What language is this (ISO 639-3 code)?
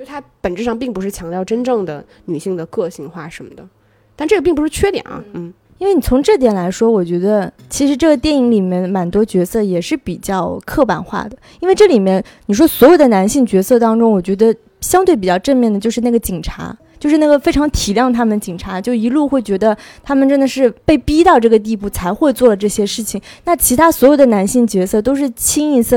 zho